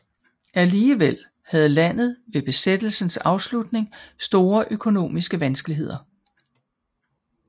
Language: Danish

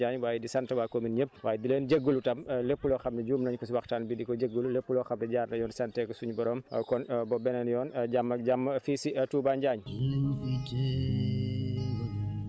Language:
Wolof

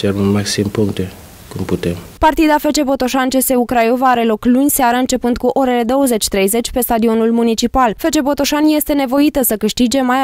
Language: Romanian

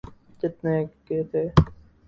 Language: Urdu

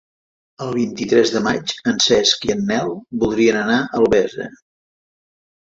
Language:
Catalan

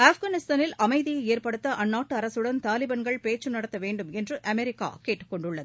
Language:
Tamil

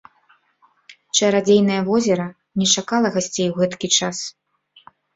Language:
Belarusian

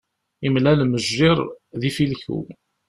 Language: Kabyle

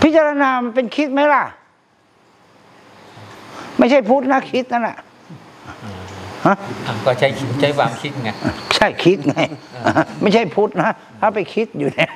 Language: Thai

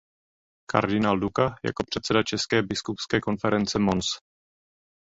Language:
Czech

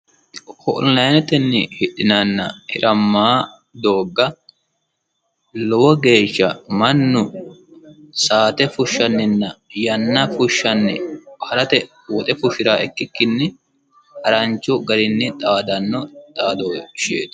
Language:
Sidamo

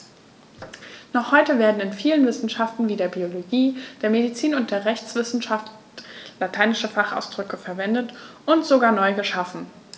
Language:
German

